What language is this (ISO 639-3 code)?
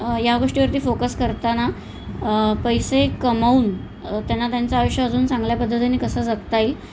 mar